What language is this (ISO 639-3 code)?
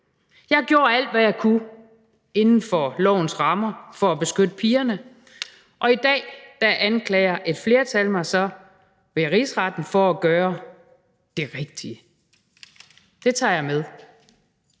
dan